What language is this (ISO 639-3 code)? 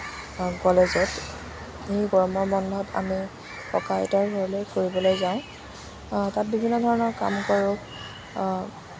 asm